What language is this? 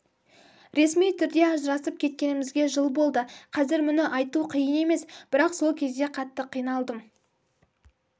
Kazakh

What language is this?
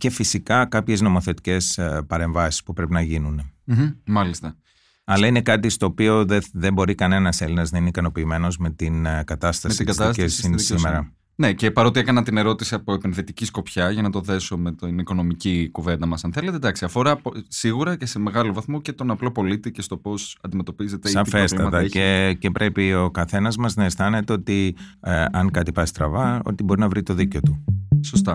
Greek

